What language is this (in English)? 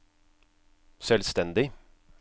Norwegian